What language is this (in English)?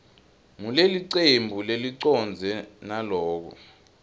Swati